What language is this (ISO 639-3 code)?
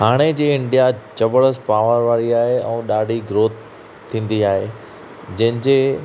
snd